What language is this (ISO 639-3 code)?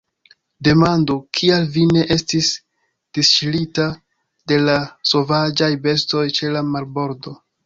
epo